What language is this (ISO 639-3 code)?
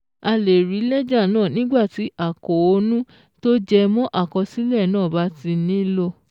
yor